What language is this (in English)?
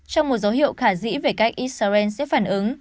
Vietnamese